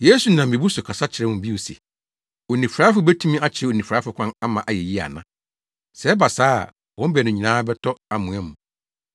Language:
Akan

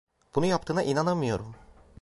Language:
Turkish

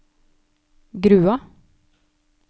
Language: Norwegian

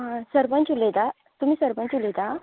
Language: Konkani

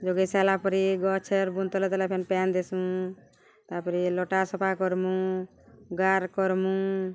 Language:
Odia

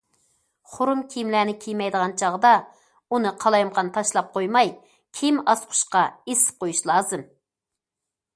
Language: Uyghur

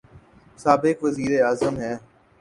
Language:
Urdu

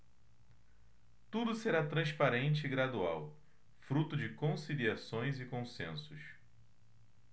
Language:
Portuguese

